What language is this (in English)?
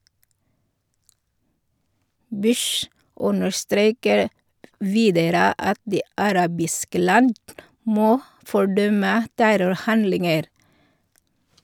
Norwegian